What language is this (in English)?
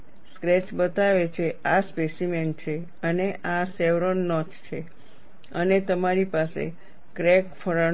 Gujarati